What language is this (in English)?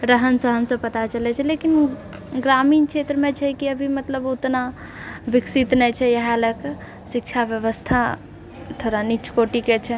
Maithili